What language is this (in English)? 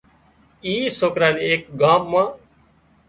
Wadiyara Koli